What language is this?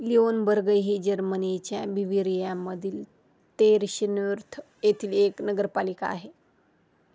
Marathi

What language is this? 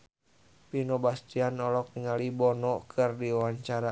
Sundanese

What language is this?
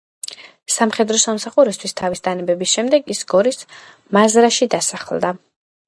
Georgian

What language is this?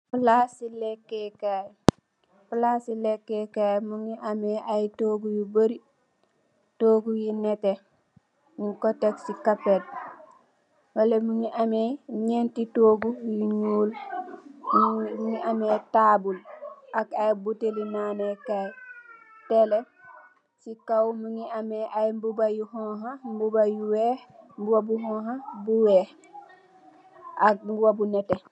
Wolof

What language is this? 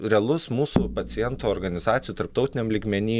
Lithuanian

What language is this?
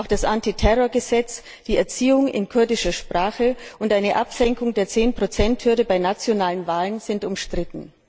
German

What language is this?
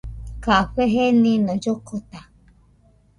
Nüpode Huitoto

